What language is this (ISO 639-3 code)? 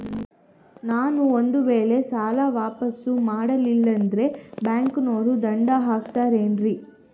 kan